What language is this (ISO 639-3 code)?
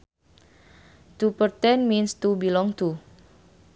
sun